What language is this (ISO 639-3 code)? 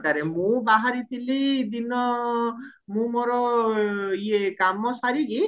ori